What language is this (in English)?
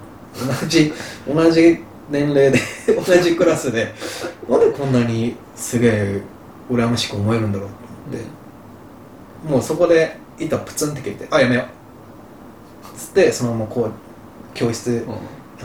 Japanese